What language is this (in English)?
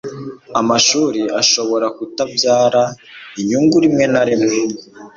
Kinyarwanda